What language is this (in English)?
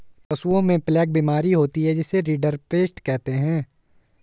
Hindi